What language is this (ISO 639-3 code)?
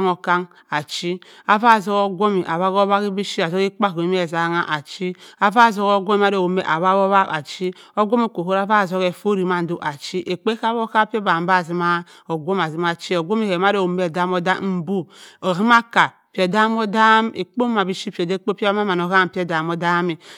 mfn